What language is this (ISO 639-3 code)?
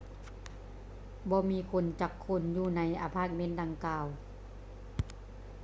lao